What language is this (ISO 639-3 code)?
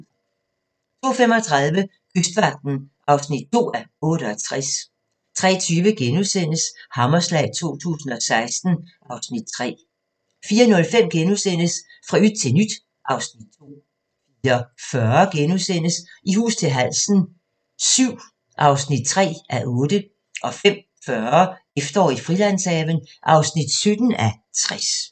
dan